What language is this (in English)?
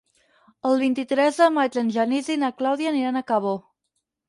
Catalan